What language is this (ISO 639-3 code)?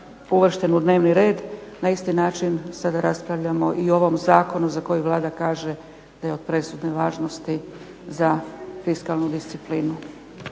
hrv